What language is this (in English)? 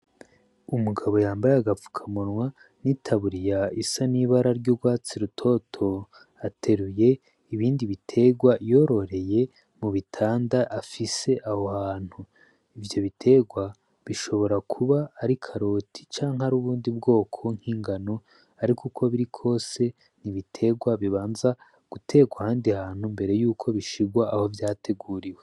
Rundi